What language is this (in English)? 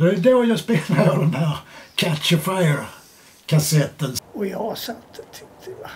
Swedish